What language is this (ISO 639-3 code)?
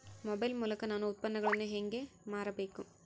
kan